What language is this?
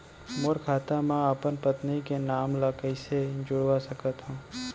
Chhattisgarhi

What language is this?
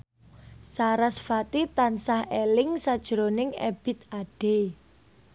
Javanese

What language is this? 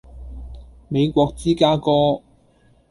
Cantonese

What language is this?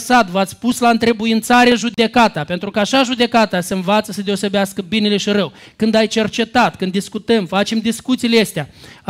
Romanian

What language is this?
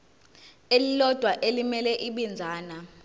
Zulu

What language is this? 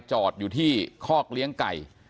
Thai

